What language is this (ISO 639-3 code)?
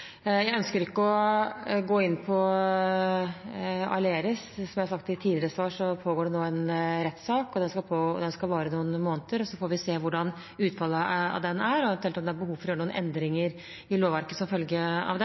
nob